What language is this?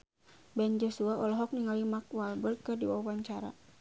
Sundanese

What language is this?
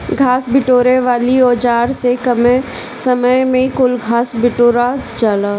Bhojpuri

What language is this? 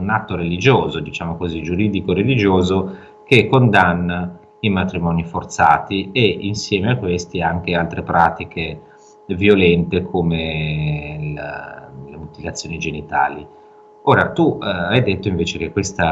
Italian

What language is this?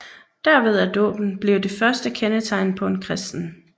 Danish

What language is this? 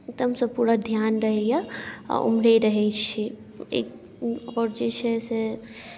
Maithili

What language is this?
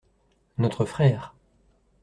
French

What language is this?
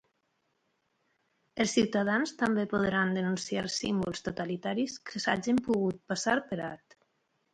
Catalan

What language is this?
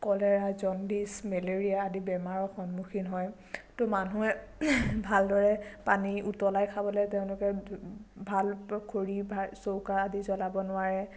Assamese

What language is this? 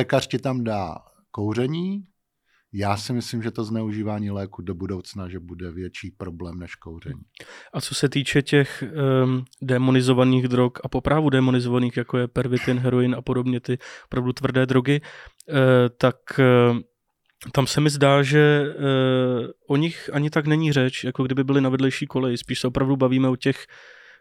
Czech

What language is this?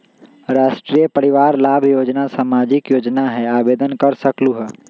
Magahi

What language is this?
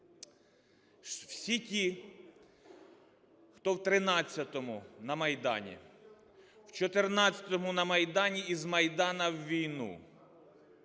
Ukrainian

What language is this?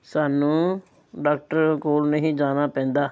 Punjabi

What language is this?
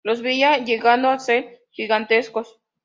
Spanish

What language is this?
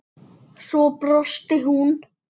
Icelandic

